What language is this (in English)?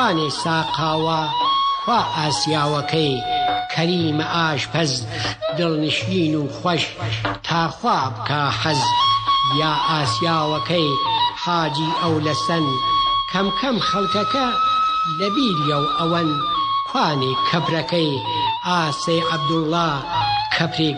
Persian